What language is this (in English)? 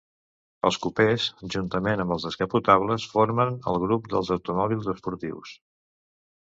Catalan